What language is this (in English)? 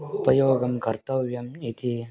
Sanskrit